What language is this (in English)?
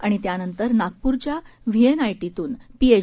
Marathi